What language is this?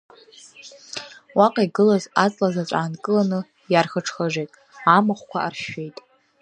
Abkhazian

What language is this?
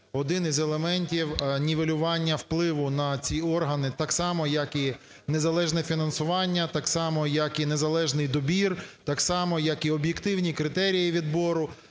Ukrainian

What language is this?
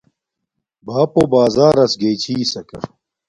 Domaaki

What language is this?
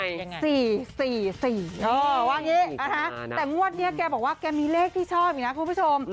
Thai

